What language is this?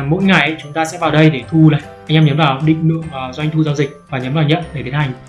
Vietnamese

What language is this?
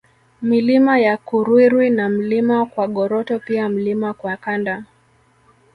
Swahili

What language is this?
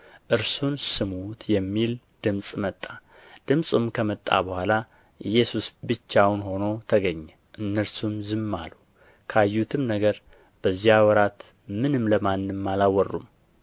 Amharic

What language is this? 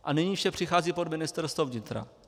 Czech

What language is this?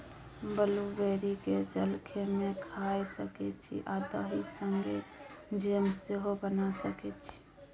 Maithili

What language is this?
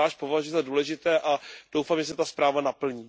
Czech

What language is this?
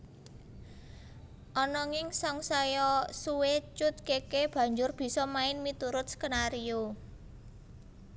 Javanese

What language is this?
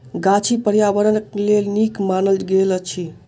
Maithili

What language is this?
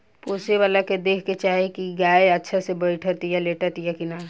Bhojpuri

